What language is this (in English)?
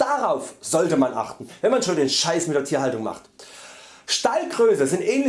German